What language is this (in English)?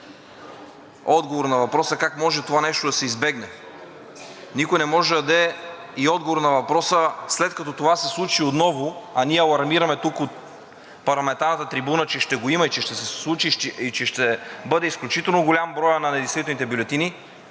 Bulgarian